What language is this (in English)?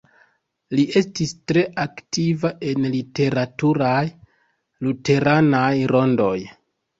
Esperanto